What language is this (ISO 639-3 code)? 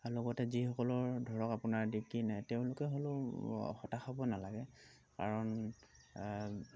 asm